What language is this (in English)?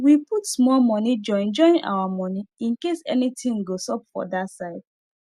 Nigerian Pidgin